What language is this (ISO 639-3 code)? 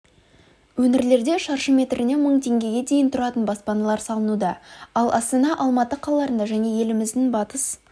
kaz